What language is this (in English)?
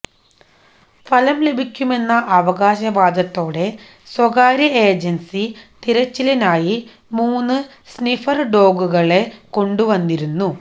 Malayalam